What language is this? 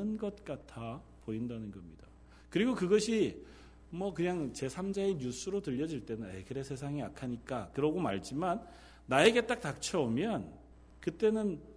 Korean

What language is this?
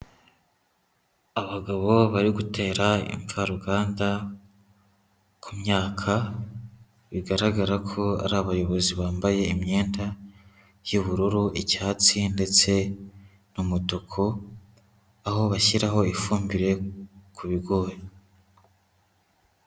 Kinyarwanda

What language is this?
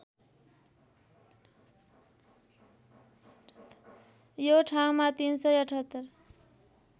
Nepali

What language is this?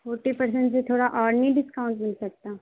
Urdu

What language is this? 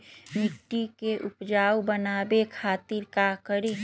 Magahi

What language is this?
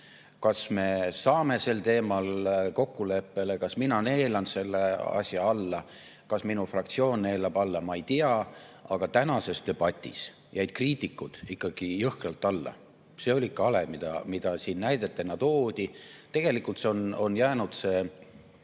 Estonian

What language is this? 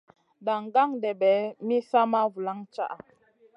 Masana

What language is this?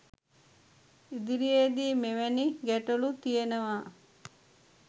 Sinhala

